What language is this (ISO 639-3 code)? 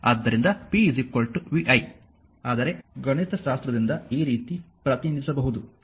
kan